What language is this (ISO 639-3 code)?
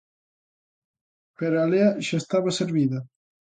glg